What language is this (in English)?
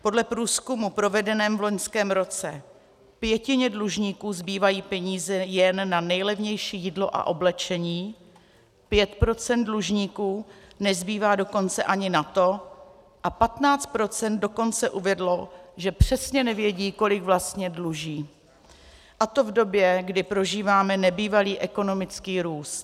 Czech